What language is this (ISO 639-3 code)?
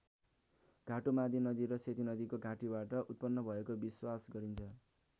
nep